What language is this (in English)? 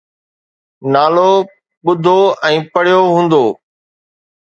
Sindhi